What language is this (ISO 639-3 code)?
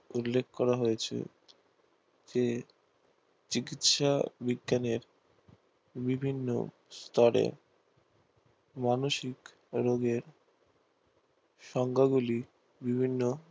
ben